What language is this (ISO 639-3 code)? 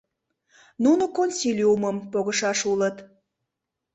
chm